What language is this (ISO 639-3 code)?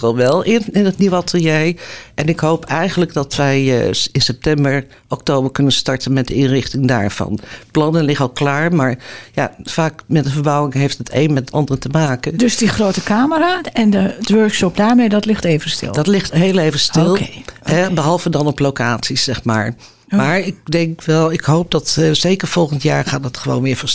nld